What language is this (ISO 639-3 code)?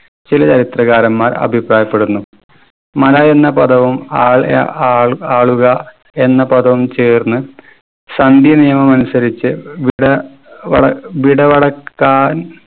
mal